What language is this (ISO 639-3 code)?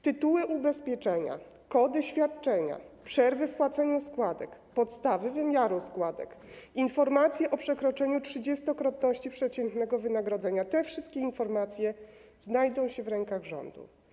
pol